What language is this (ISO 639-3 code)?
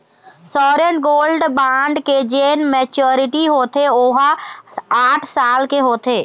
hne